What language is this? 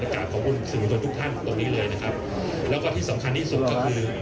Thai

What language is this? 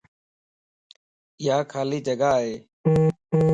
Lasi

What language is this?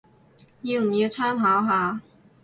Cantonese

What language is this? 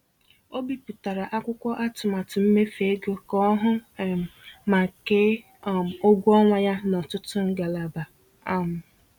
Igbo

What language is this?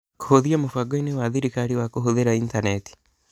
Kikuyu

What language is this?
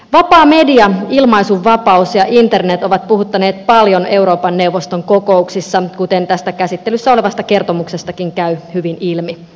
Finnish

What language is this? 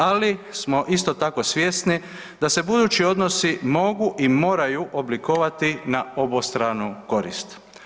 Croatian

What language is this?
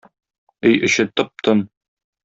Tatar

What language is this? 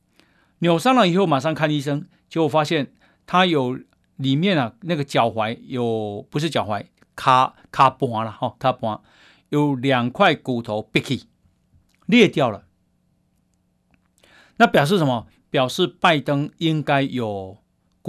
Chinese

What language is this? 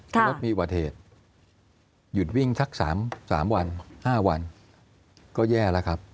Thai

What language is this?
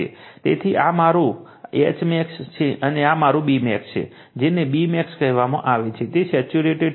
Gujarati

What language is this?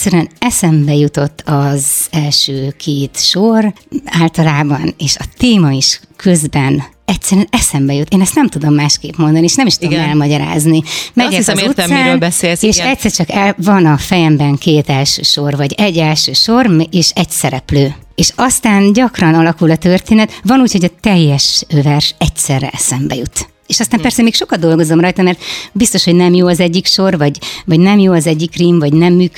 Hungarian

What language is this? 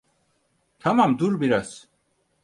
Turkish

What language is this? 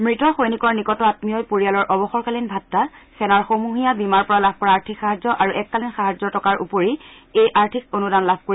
Assamese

